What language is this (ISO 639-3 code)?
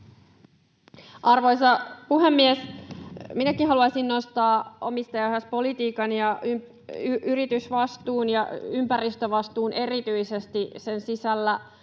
fin